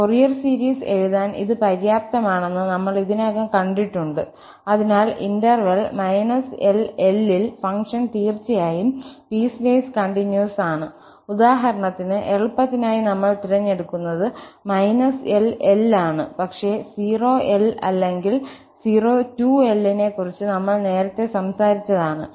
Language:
Malayalam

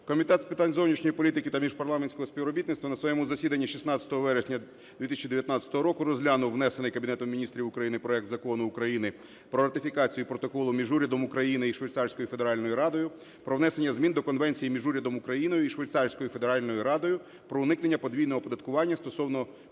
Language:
Ukrainian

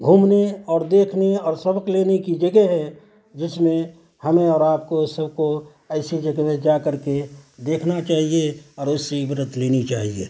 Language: Urdu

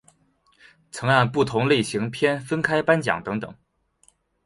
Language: Chinese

